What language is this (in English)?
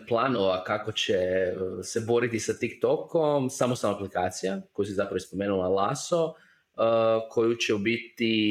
Croatian